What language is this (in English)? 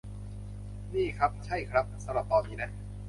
Thai